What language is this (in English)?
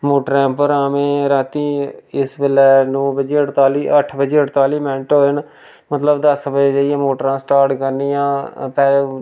Dogri